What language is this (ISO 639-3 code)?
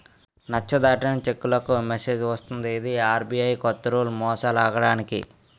tel